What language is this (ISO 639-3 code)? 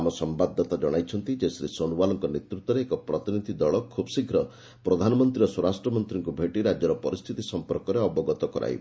ori